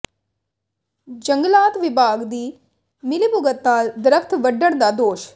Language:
Punjabi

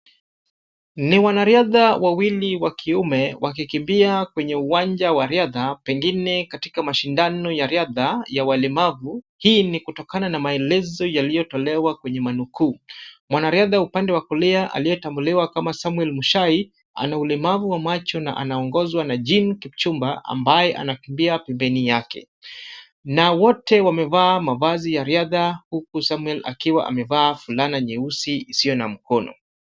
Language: Swahili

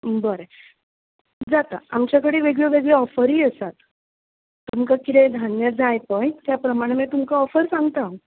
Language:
Konkani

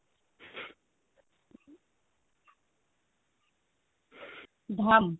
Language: Odia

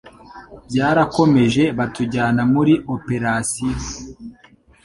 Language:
Kinyarwanda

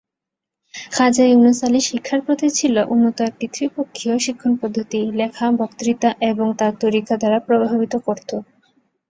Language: Bangla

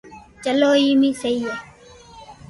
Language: Loarki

